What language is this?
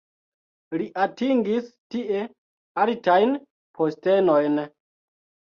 Esperanto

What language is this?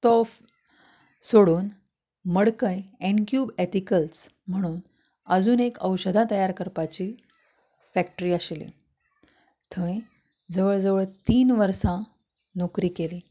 Konkani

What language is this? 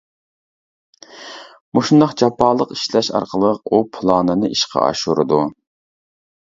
Uyghur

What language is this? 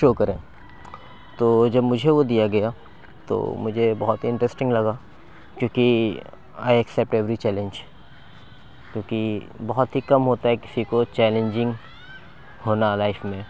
Urdu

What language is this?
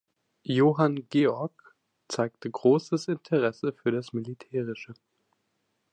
German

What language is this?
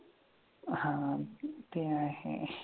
Marathi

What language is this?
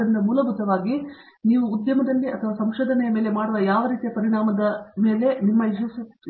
Kannada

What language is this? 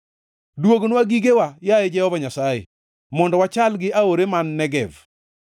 Luo (Kenya and Tanzania)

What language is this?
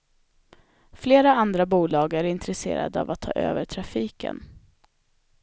Swedish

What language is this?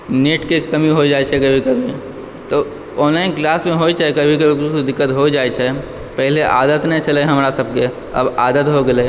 Maithili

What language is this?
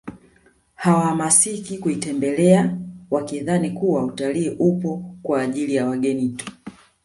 Swahili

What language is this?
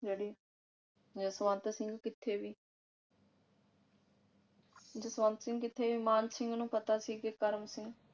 Punjabi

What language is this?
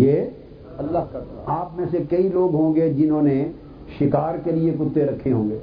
Urdu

